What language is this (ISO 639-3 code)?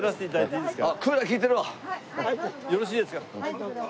jpn